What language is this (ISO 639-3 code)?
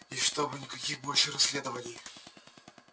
rus